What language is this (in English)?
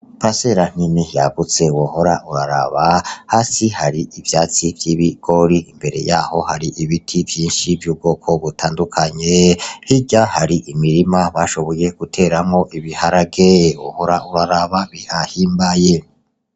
Rundi